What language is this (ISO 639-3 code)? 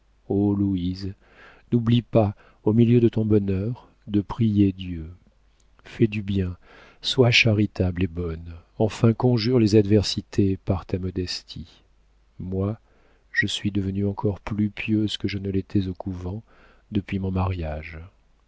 fra